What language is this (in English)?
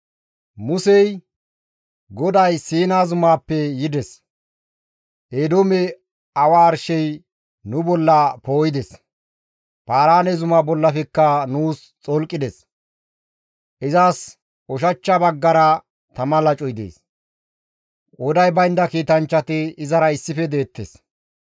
Gamo